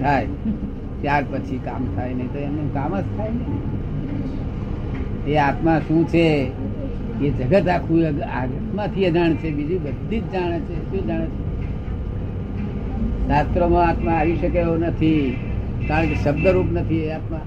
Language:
Gujarati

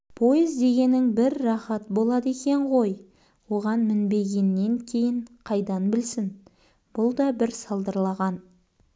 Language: Kazakh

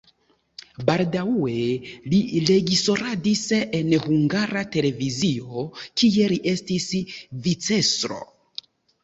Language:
Esperanto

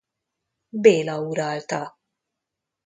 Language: Hungarian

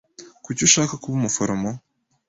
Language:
Kinyarwanda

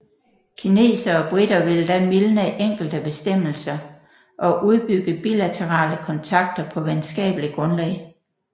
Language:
Danish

